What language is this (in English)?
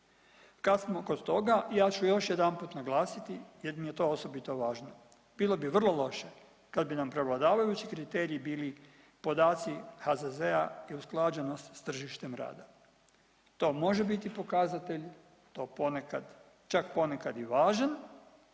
Croatian